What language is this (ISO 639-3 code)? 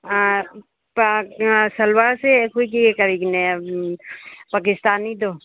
mni